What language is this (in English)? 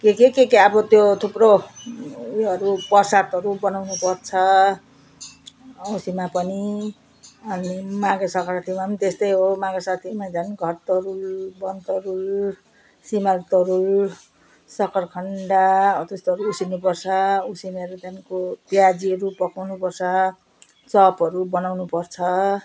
Nepali